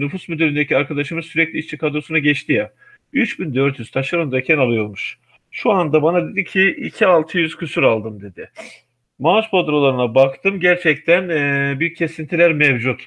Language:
Turkish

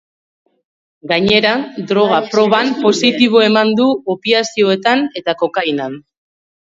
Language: Basque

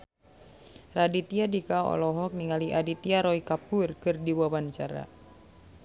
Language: Sundanese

